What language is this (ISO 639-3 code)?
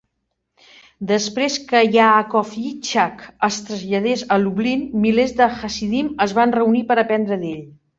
cat